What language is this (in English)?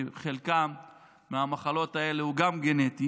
Hebrew